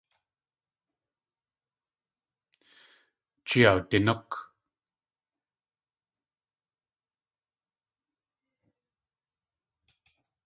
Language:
Tlingit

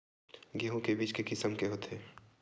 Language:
Chhattisgarhi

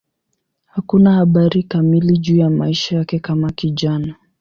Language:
Swahili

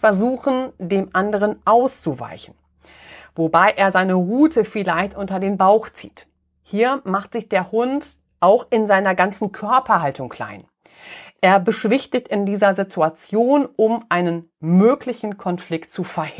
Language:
German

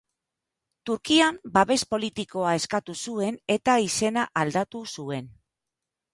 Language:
Basque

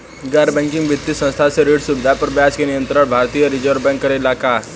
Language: Bhojpuri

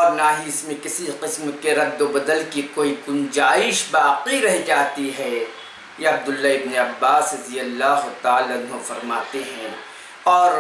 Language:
Urdu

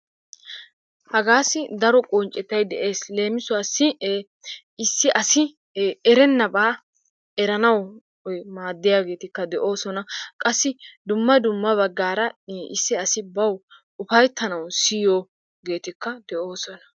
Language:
Wolaytta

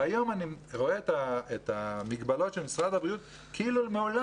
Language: Hebrew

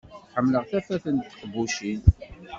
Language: Kabyle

